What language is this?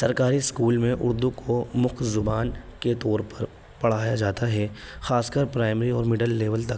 Urdu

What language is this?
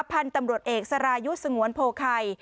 Thai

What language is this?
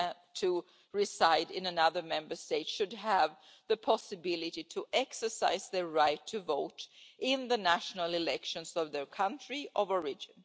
English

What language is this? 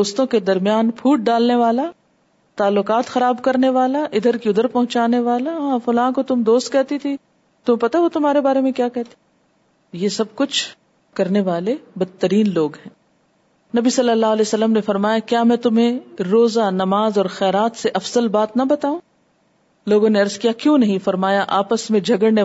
Urdu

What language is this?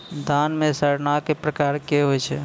Maithili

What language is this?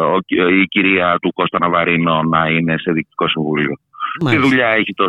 Greek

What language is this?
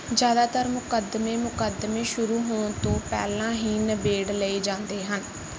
Punjabi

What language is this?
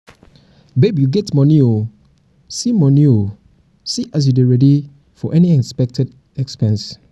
Nigerian Pidgin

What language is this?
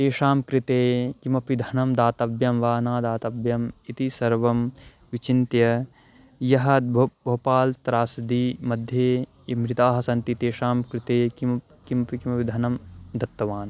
Sanskrit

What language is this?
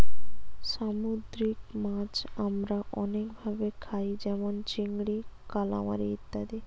Bangla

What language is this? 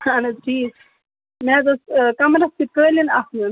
Kashmiri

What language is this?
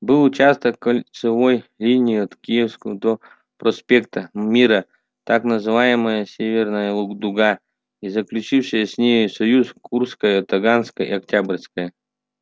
Russian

